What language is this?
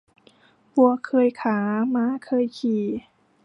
Thai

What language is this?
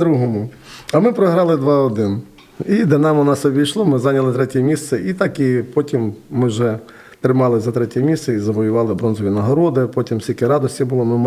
Ukrainian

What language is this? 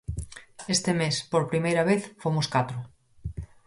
Galician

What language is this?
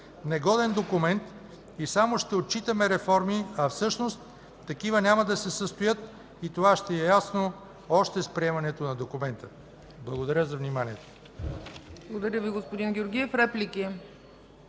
Bulgarian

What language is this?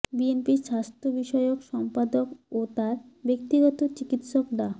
Bangla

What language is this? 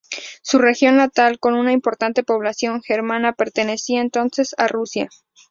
Spanish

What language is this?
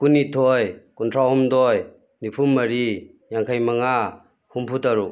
Manipuri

